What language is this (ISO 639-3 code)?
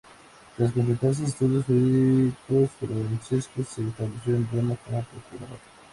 spa